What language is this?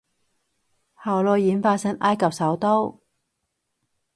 Cantonese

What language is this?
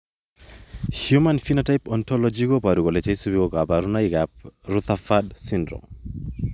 Kalenjin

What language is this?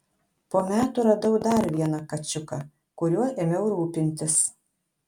Lithuanian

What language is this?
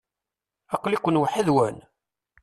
Kabyle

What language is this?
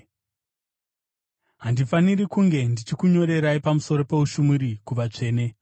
Shona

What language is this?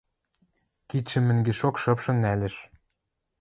Western Mari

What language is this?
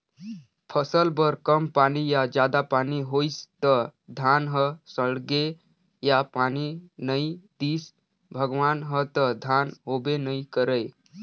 Chhattisgarhi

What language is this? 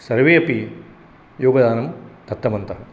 Sanskrit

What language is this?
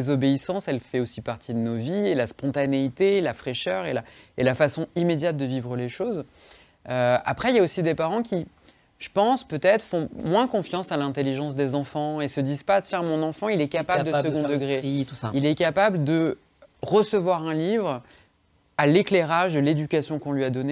French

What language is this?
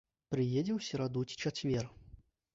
Belarusian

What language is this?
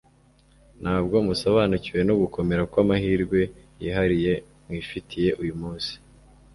Kinyarwanda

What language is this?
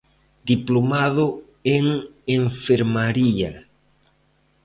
Galician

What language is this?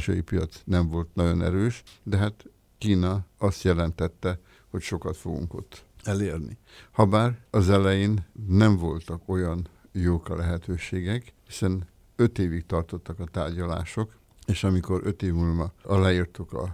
Hungarian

